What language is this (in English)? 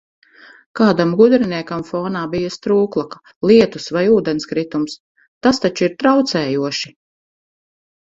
Latvian